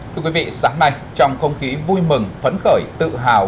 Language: Vietnamese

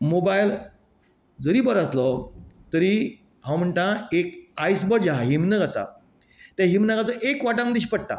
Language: Konkani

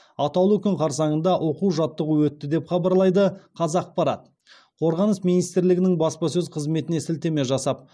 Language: Kazakh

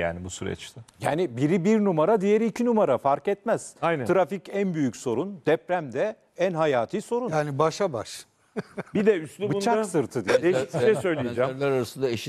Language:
Turkish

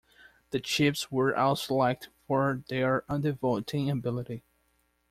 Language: English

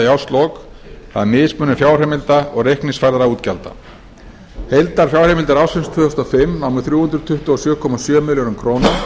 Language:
Icelandic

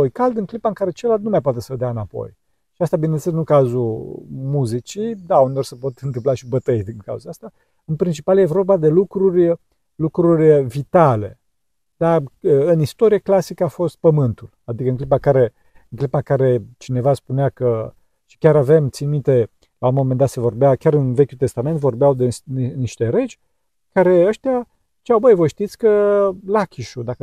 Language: Romanian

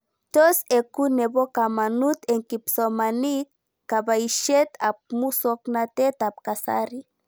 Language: Kalenjin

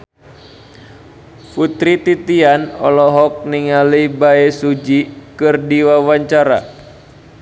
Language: Sundanese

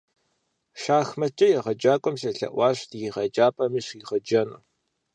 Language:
Kabardian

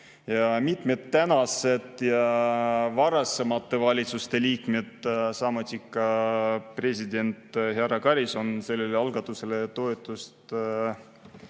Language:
Estonian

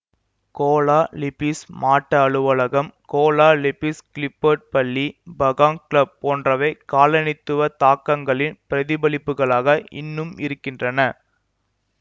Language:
Tamil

